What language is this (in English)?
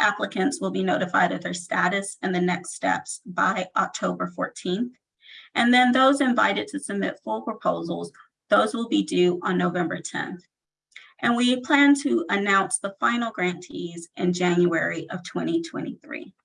English